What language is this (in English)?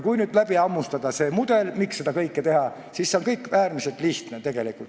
Estonian